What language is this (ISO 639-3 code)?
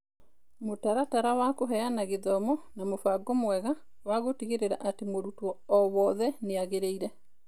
kik